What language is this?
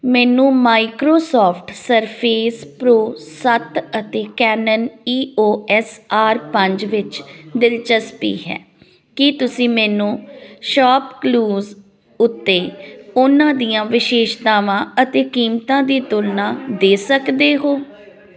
Punjabi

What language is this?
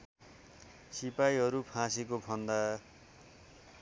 Nepali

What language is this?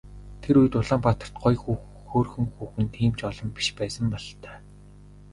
Mongolian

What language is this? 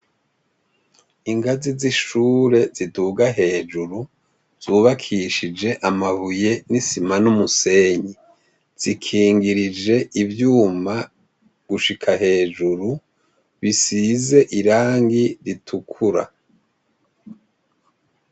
Rundi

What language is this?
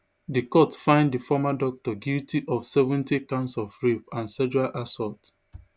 Nigerian Pidgin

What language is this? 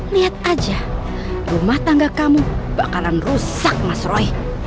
Indonesian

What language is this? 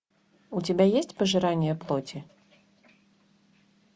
Russian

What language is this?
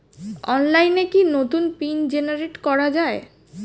Bangla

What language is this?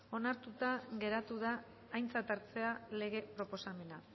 Basque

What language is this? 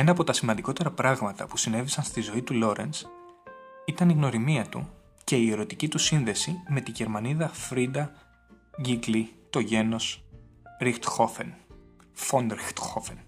Greek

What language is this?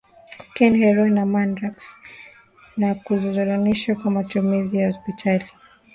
Swahili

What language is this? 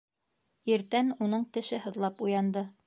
Bashkir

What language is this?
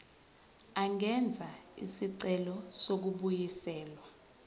Zulu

